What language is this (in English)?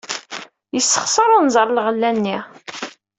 Kabyle